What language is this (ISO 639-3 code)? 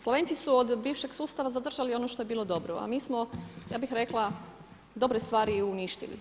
hrv